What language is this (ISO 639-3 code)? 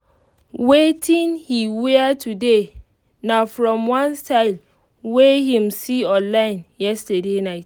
pcm